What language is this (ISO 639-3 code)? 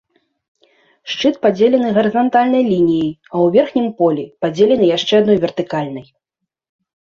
bel